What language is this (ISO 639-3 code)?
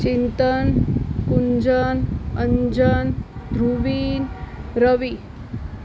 guj